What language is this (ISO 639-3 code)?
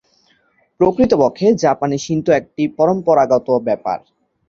ben